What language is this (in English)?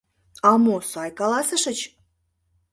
Mari